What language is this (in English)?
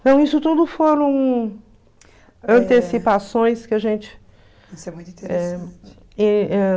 Portuguese